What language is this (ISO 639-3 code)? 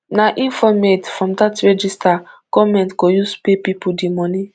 pcm